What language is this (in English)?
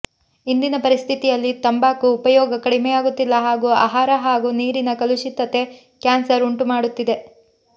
Kannada